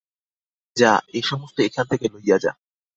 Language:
Bangla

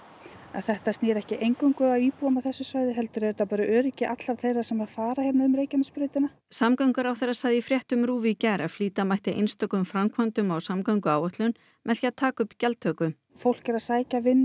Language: Icelandic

